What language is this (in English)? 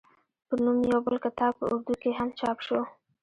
Pashto